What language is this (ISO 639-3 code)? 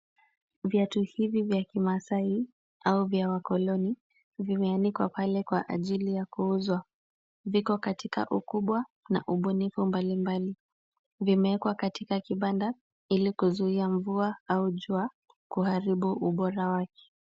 swa